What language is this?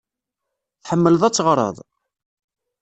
Kabyle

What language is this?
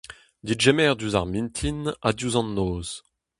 Breton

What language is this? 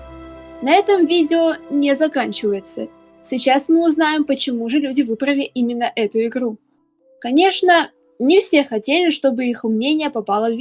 Russian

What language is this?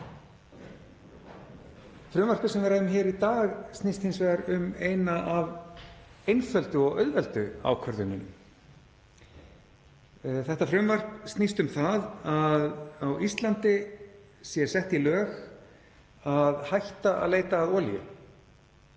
Icelandic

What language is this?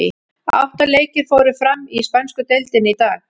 Icelandic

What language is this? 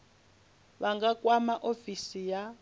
Venda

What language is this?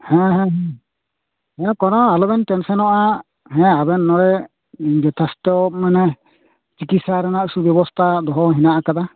Santali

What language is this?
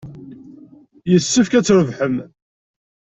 Kabyle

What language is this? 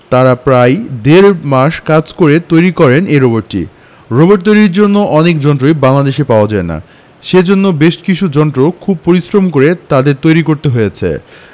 Bangla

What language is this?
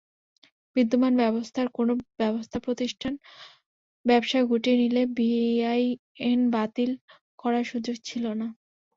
Bangla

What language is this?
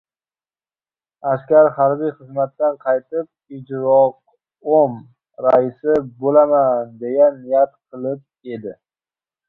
Uzbek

